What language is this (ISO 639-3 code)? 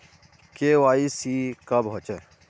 mag